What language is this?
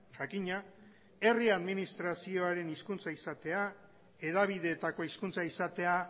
Basque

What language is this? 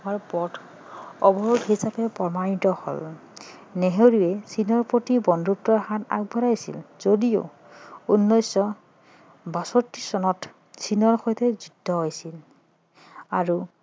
Assamese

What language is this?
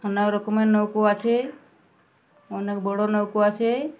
Bangla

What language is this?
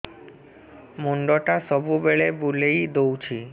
Odia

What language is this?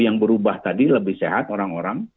Indonesian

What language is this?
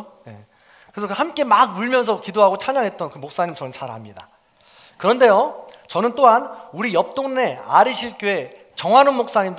Korean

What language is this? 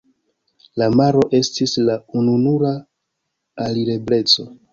Esperanto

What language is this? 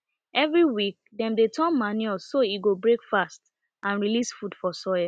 Nigerian Pidgin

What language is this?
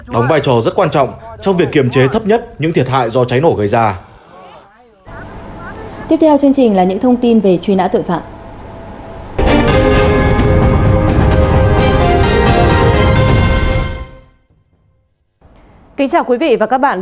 Vietnamese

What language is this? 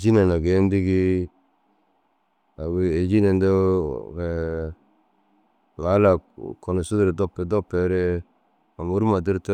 Dazaga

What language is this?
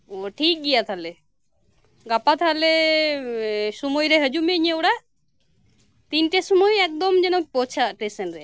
Santali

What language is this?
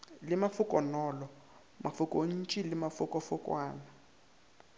Northern Sotho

